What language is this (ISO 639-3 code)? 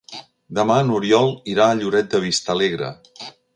cat